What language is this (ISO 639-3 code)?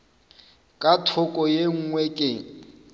nso